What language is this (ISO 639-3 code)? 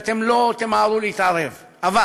heb